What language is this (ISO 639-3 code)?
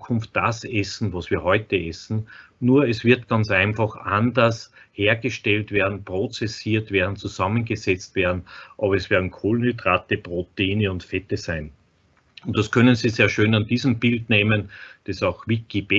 deu